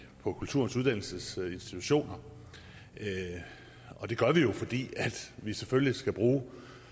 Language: Danish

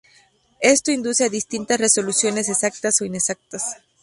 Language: Spanish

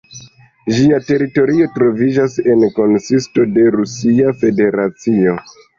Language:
Esperanto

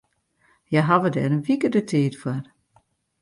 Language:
Western Frisian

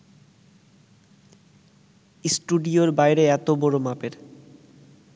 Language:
Bangla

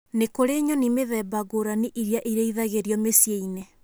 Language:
Kikuyu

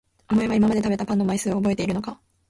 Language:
Japanese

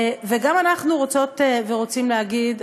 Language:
Hebrew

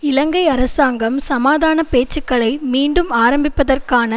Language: Tamil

